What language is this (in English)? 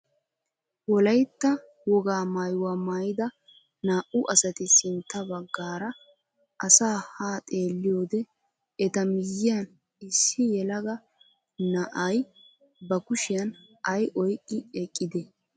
Wolaytta